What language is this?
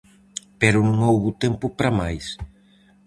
Galician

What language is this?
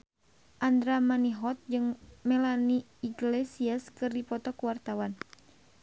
Sundanese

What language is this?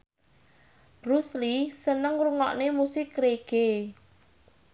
Javanese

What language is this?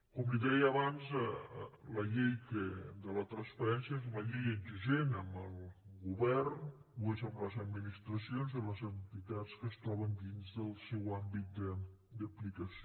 Catalan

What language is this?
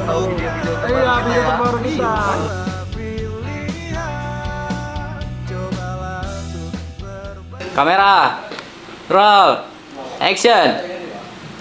Indonesian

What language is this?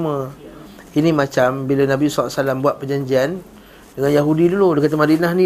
Malay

